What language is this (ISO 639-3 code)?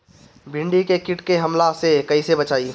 bho